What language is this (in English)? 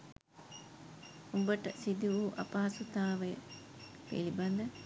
Sinhala